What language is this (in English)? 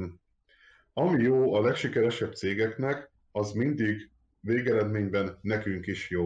Hungarian